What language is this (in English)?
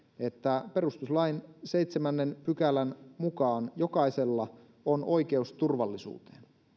Finnish